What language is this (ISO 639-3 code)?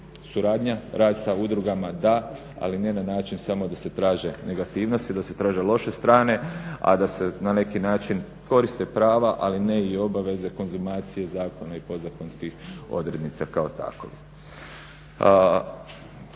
hrv